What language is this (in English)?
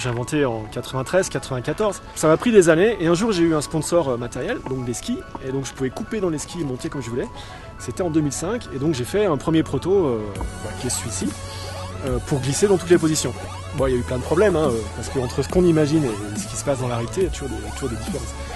French